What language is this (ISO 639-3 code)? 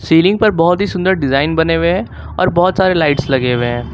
hin